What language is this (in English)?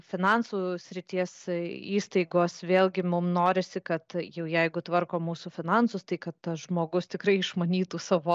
Lithuanian